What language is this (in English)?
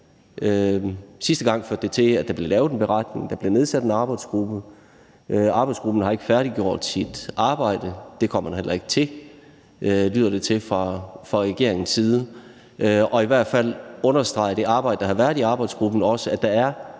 Danish